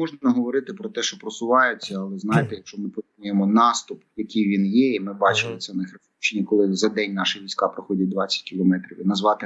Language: Ukrainian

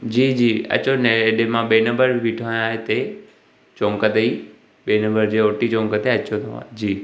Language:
Sindhi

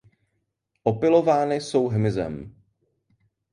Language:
Czech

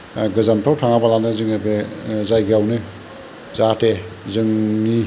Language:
Bodo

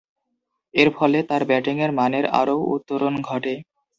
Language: Bangla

